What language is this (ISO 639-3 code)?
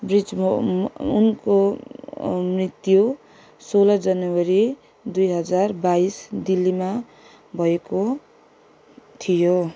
nep